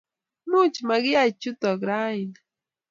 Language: Kalenjin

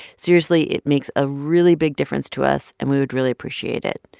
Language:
English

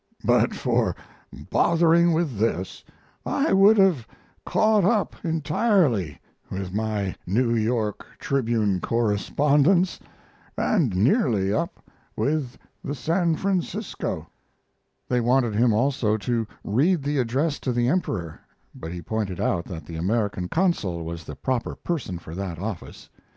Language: English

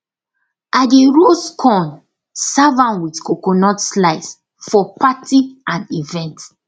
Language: Nigerian Pidgin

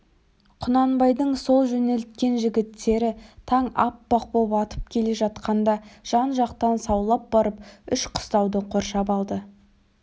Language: Kazakh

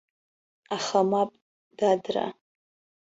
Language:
Abkhazian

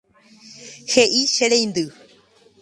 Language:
Guarani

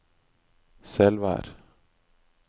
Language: Norwegian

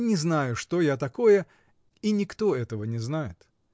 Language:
Russian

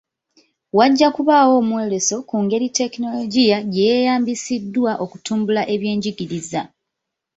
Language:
Ganda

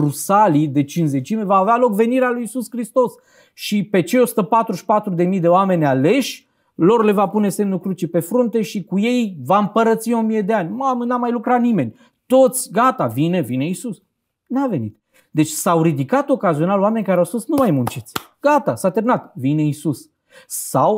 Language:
Romanian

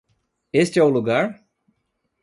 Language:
Portuguese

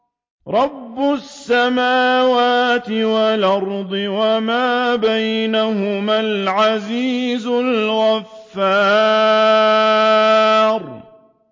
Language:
Arabic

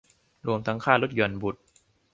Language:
Thai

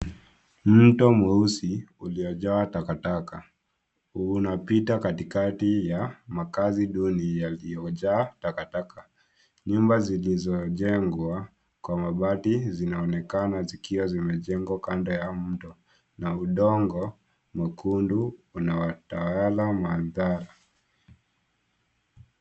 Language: Swahili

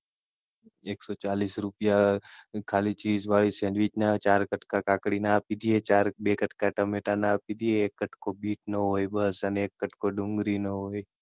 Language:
Gujarati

